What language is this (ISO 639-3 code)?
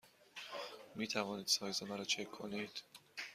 fas